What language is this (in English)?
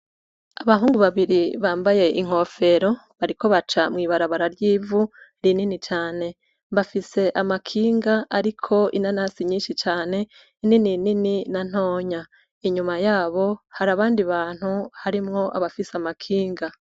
Rundi